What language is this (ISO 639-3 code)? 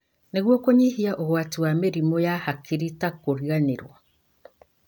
kik